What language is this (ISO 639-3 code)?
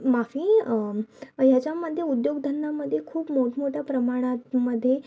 mar